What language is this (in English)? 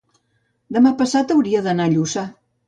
Catalan